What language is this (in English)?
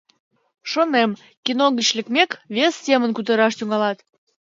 Mari